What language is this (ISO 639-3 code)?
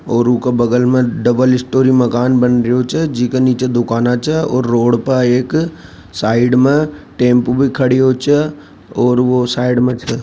raj